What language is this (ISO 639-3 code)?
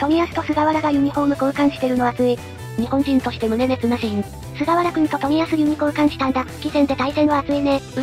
jpn